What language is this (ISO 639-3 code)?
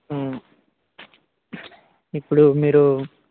tel